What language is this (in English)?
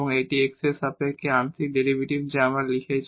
Bangla